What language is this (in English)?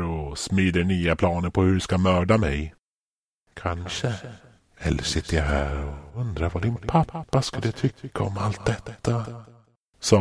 Swedish